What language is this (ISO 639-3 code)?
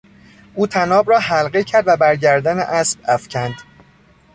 fas